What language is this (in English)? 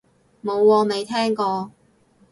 Cantonese